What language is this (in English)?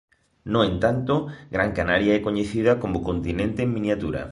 Galician